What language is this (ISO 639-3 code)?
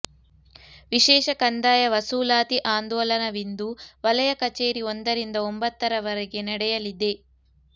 kan